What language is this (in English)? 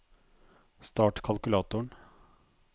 Norwegian